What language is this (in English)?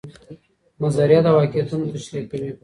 Pashto